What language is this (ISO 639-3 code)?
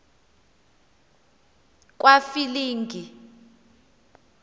xho